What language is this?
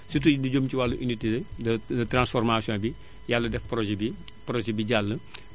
Wolof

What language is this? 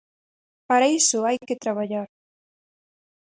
Galician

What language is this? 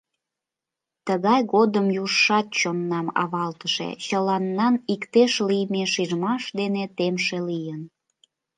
Mari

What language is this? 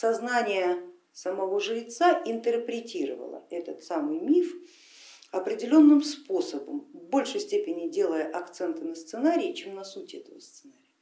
Russian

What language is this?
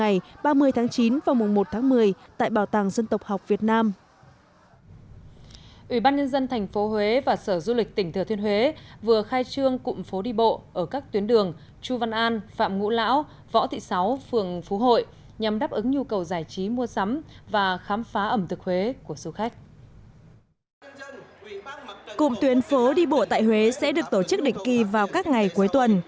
Vietnamese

